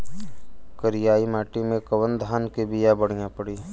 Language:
Bhojpuri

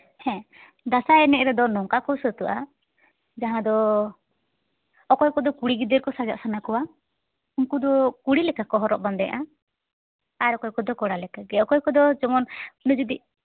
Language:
Santali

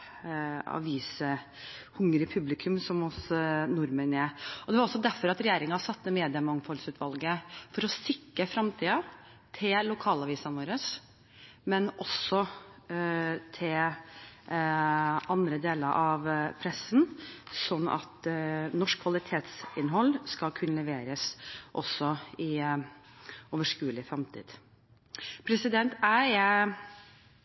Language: Norwegian Bokmål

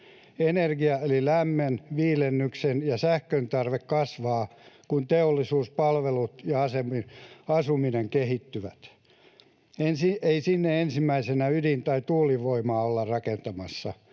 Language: Finnish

